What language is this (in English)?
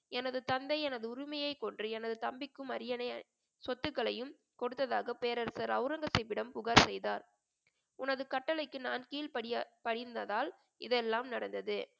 Tamil